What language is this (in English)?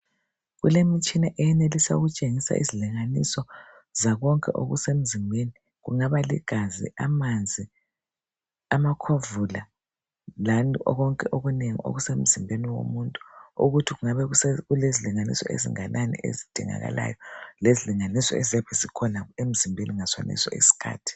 North Ndebele